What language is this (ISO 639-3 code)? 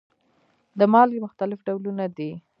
pus